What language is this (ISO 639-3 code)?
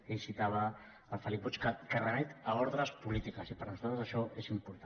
cat